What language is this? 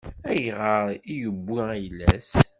Kabyle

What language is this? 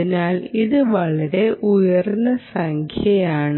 Malayalam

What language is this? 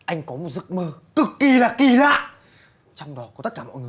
Vietnamese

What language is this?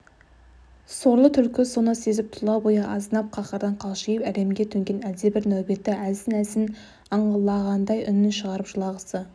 Kazakh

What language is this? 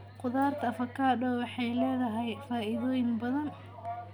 Somali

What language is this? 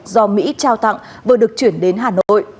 Vietnamese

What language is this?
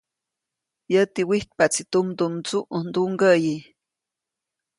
Copainalá Zoque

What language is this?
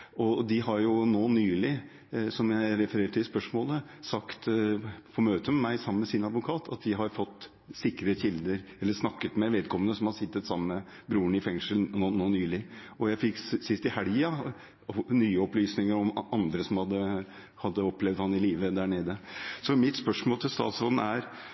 Norwegian Bokmål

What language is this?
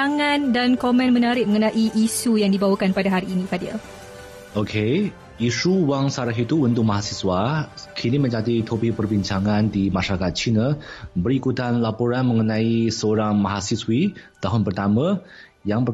Malay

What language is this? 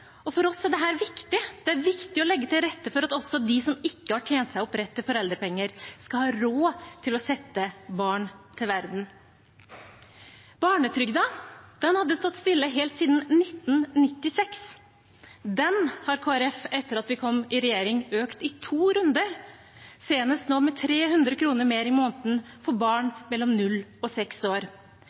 Norwegian Bokmål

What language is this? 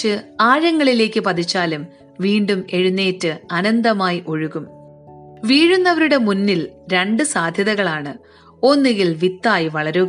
Malayalam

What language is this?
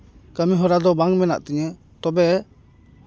Santali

